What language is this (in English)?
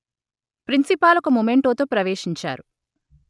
Telugu